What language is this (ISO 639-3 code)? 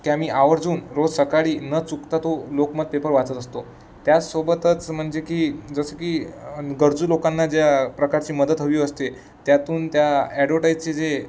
mar